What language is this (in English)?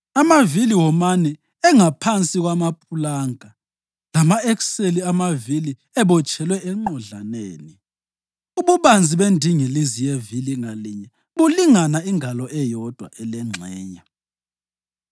North Ndebele